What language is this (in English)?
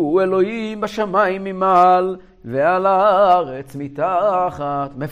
Hebrew